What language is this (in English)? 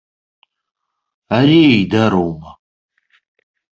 Abkhazian